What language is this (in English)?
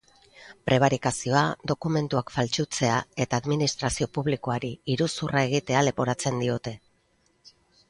Basque